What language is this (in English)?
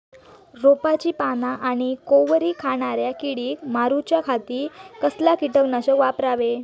Marathi